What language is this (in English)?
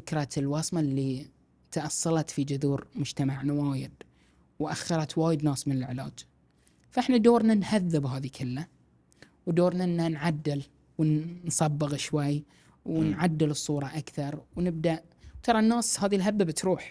Arabic